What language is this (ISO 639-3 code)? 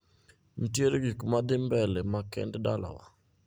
luo